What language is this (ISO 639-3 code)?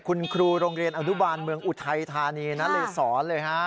tha